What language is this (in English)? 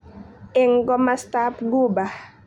Kalenjin